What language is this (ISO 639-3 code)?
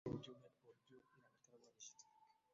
swa